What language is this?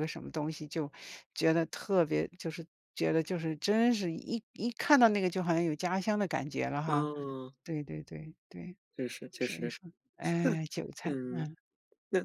Chinese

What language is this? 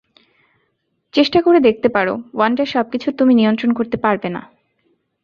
Bangla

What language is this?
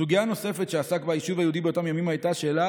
Hebrew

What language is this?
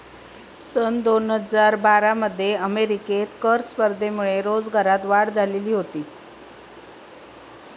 Marathi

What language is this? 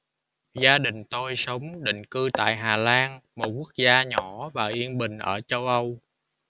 Vietnamese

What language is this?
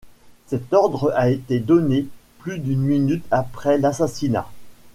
French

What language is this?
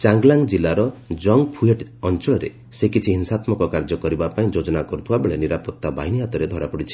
Odia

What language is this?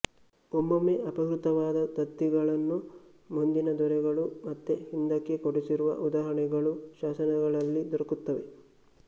Kannada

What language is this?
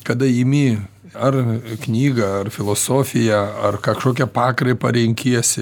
Lithuanian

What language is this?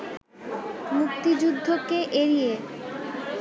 Bangla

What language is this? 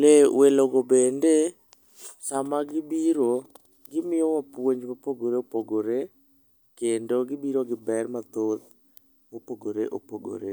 Luo (Kenya and Tanzania)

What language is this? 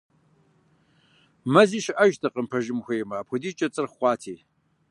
Kabardian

